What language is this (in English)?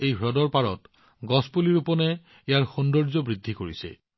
Assamese